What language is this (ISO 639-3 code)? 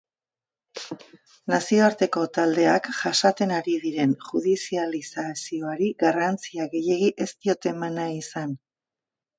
eus